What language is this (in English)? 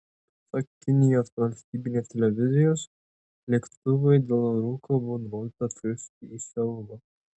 Lithuanian